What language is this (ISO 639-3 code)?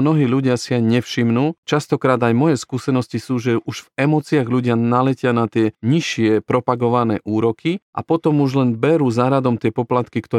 slk